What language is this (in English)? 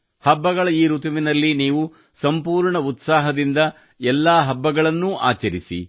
Kannada